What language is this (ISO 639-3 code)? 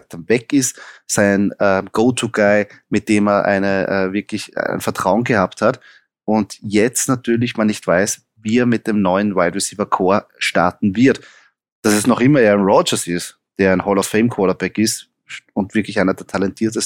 deu